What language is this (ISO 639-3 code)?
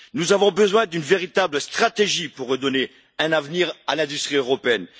fra